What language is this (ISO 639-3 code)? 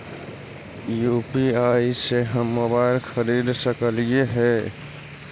mag